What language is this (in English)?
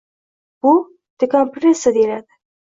Uzbek